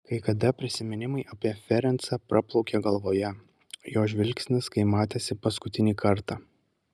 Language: Lithuanian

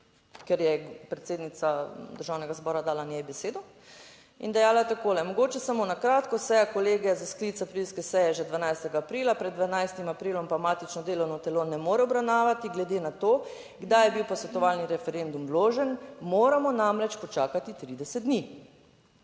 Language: Slovenian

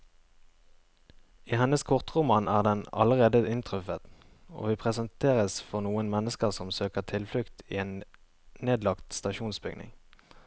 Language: Norwegian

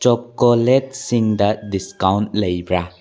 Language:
Manipuri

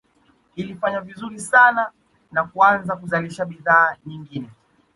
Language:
Swahili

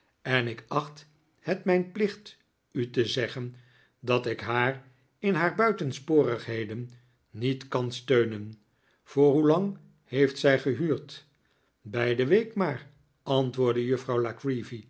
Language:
Dutch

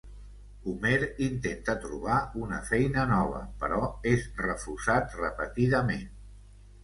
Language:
Catalan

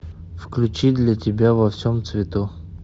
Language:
Russian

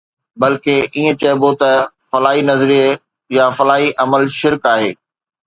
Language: Sindhi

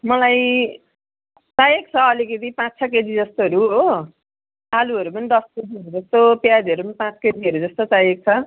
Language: Nepali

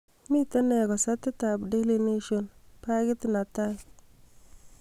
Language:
Kalenjin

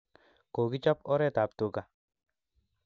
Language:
Kalenjin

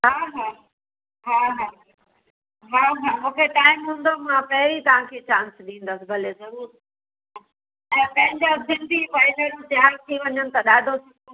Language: Sindhi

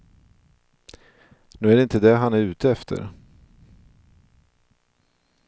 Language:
Swedish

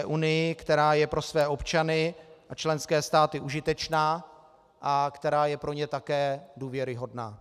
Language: Czech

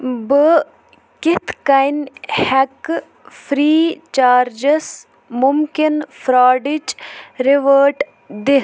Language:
Kashmiri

